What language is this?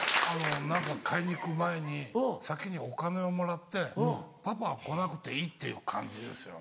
Japanese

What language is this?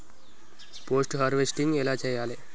Telugu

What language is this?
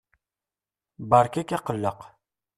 Kabyle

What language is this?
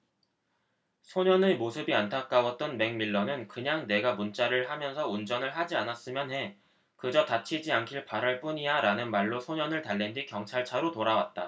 Korean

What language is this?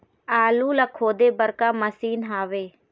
Chhattisgarhi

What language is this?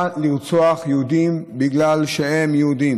Hebrew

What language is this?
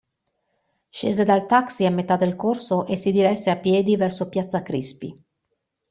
Italian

